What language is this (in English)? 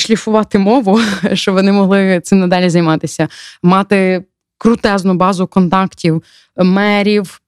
Ukrainian